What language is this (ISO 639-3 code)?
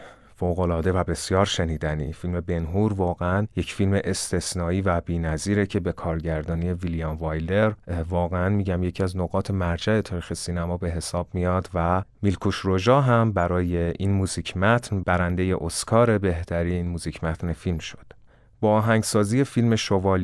fas